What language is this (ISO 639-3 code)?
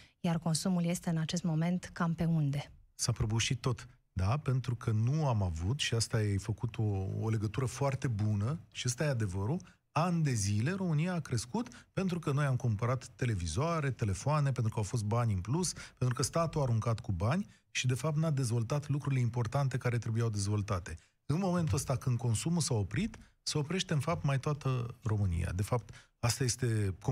ron